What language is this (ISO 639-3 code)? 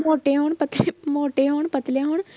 pan